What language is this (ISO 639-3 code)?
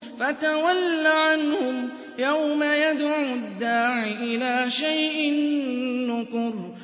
ara